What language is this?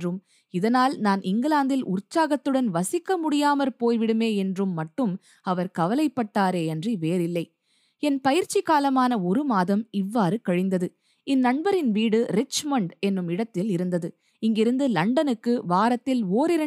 Tamil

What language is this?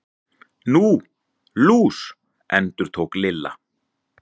Icelandic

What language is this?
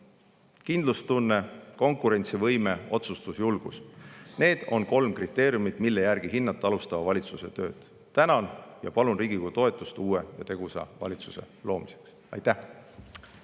Estonian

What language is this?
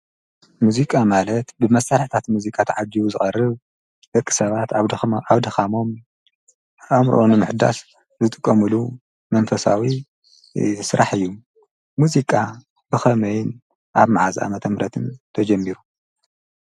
Tigrinya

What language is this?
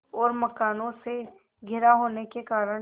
Hindi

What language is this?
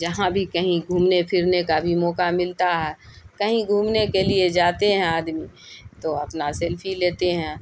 Urdu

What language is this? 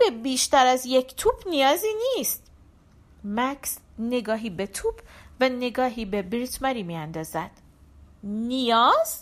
Persian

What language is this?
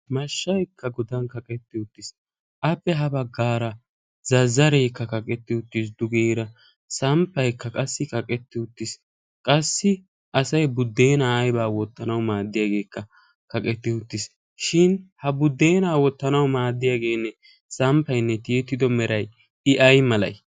Wolaytta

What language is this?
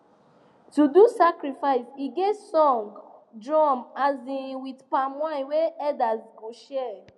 Nigerian Pidgin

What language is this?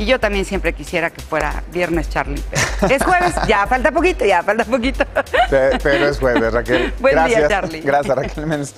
Spanish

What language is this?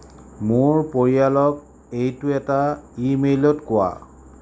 Assamese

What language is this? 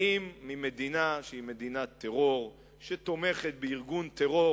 Hebrew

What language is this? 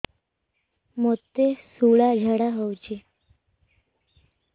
Odia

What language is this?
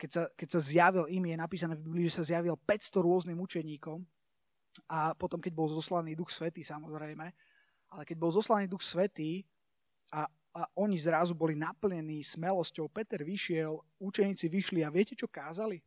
Slovak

